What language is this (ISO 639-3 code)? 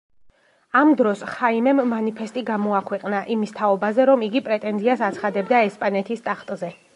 kat